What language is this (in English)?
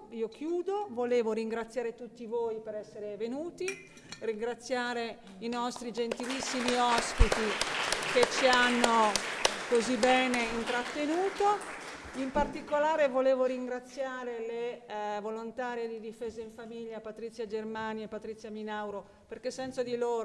Italian